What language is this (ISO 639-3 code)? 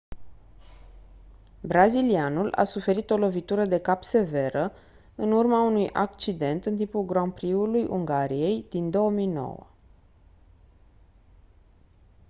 ron